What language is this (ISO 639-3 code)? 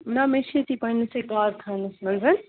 kas